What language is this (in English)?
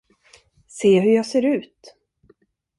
Swedish